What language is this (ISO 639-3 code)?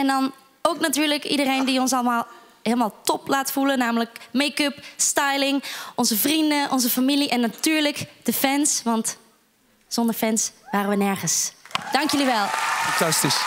nld